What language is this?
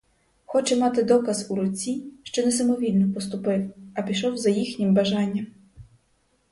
Ukrainian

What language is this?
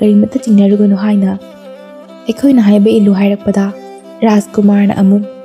Thai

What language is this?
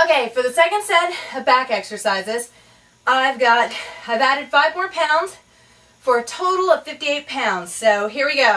English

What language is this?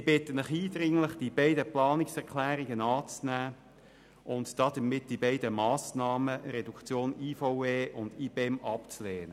Swiss German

